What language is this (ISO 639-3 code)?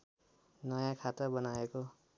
nep